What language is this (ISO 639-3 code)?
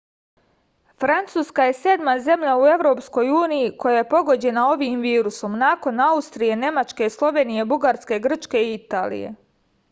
srp